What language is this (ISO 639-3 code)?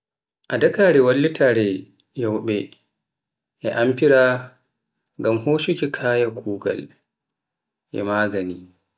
fuf